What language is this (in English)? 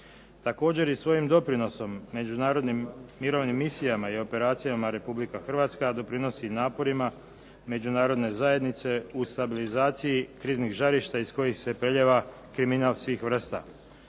Croatian